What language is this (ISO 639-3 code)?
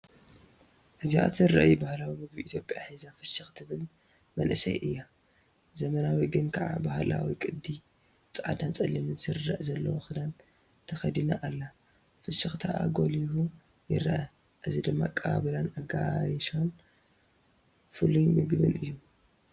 tir